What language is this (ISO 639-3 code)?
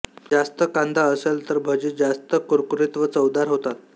mar